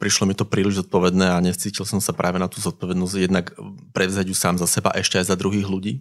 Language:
Slovak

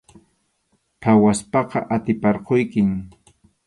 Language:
Arequipa-La Unión Quechua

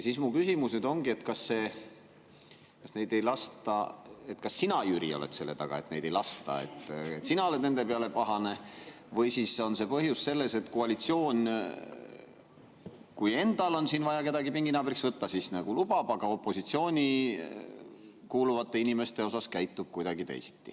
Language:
Estonian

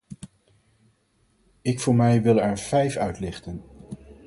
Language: Dutch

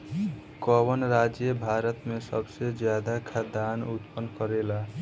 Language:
Bhojpuri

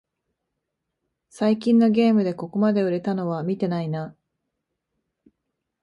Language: Japanese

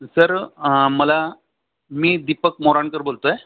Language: Marathi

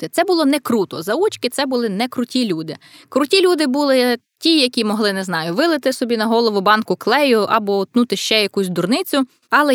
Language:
Ukrainian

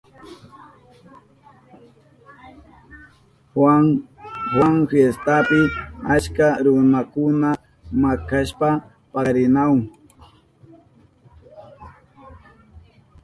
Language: Southern Pastaza Quechua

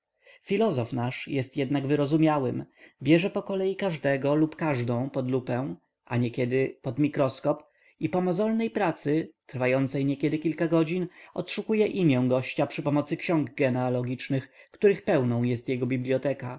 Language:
Polish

